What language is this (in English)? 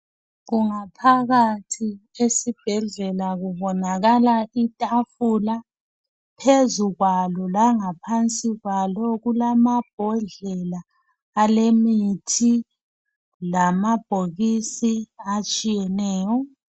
North Ndebele